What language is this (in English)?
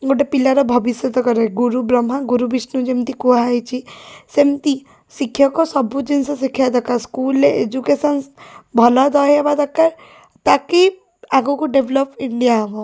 Odia